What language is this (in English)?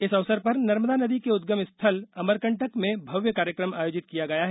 Hindi